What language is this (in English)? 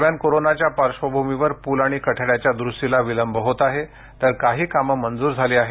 Marathi